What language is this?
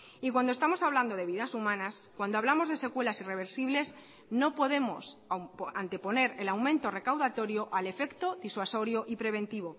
Spanish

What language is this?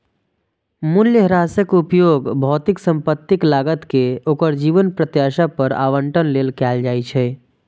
Maithili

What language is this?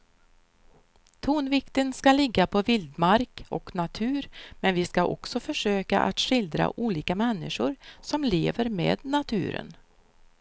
Swedish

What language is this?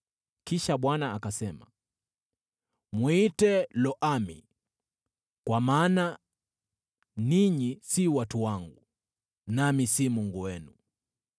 Swahili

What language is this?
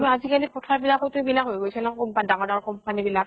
Assamese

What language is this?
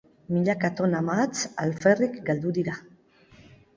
Basque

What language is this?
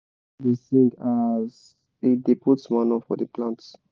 Nigerian Pidgin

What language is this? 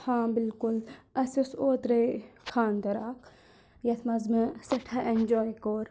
Kashmiri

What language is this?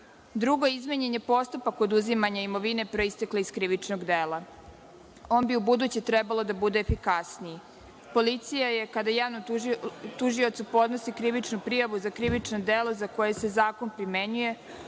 Serbian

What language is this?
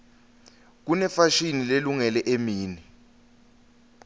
Swati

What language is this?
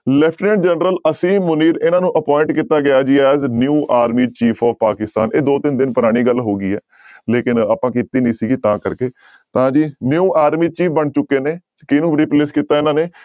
Punjabi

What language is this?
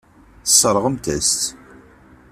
Kabyle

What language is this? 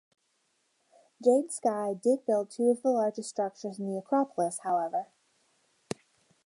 English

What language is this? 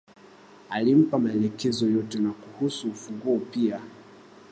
Swahili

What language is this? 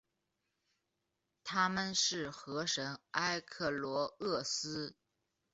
Chinese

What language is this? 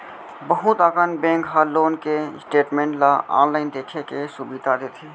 Chhattisgarhi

